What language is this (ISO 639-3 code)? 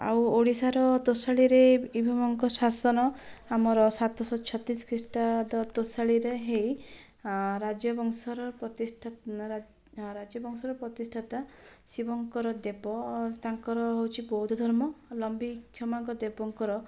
ori